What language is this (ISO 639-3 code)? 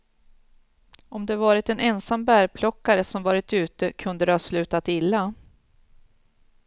swe